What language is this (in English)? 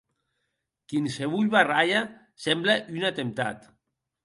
Occitan